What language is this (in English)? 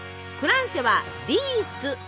Japanese